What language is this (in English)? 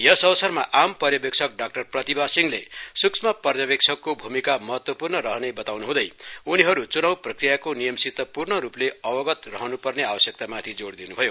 Nepali